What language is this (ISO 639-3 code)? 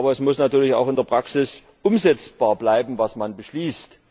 deu